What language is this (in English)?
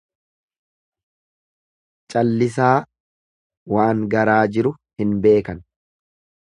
Oromo